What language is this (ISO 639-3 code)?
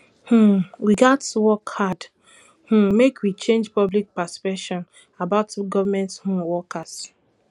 pcm